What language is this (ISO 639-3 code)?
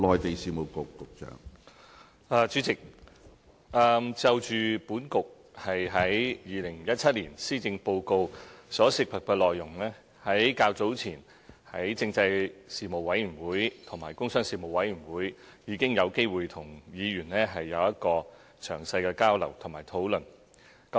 yue